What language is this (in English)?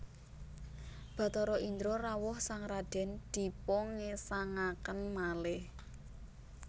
Javanese